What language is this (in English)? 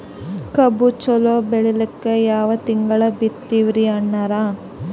Kannada